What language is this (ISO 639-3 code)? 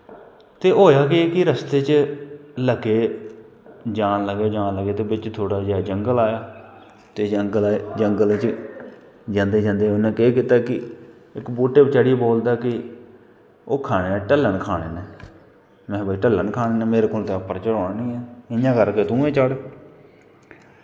doi